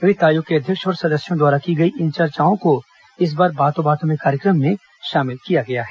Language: Hindi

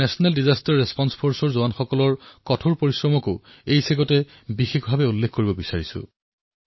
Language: Assamese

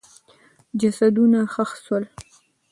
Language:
Pashto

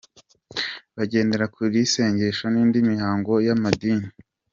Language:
Kinyarwanda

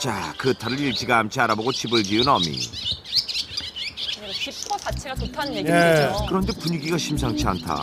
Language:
Korean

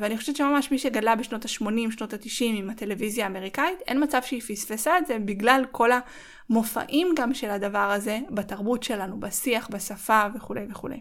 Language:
Hebrew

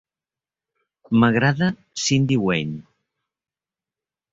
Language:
Catalan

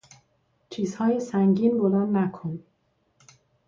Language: Persian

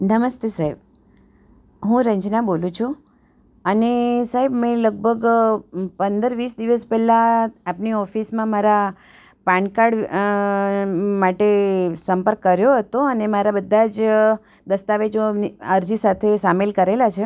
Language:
Gujarati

